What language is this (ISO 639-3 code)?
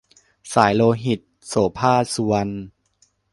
tha